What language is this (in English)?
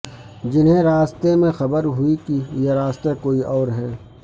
Urdu